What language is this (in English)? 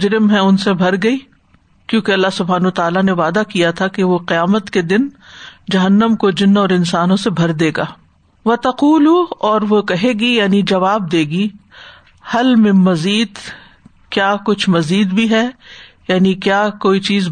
Urdu